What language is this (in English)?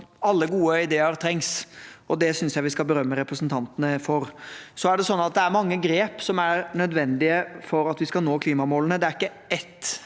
Norwegian